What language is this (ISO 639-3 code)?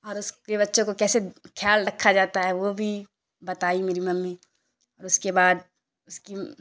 urd